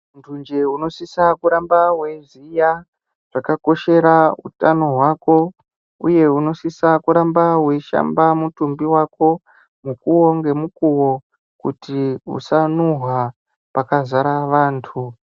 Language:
Ndau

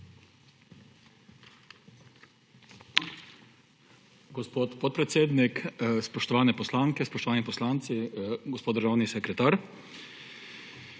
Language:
Slovenian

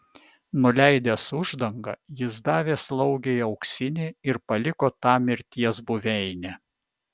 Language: Lithuanian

